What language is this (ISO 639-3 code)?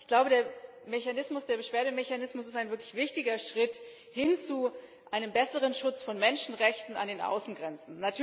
deu